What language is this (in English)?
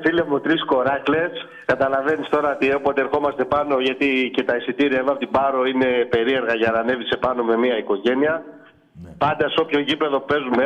Greek